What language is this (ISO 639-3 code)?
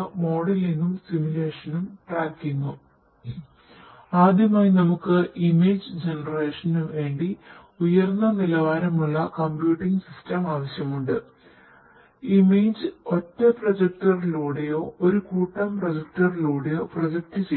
mal